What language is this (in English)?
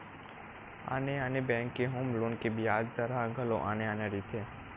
Chhattisgarhi